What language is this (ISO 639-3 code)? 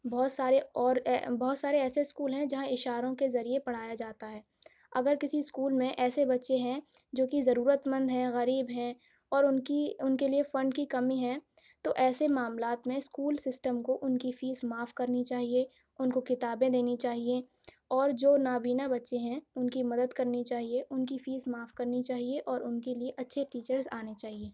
urd